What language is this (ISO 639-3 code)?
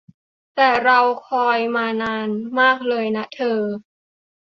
tha